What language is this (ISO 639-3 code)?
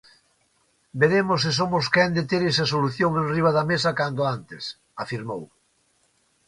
glg